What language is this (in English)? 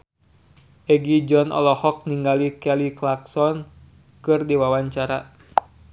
Sundanese